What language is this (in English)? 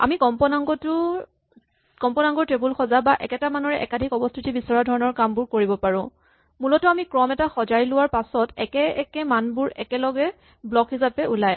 Assamese